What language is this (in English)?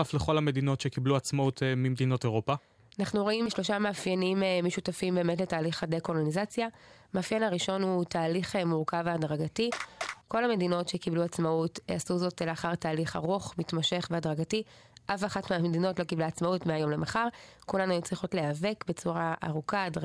Hebrew